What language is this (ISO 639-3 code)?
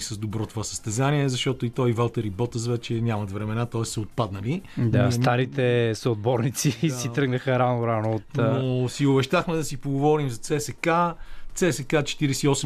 bul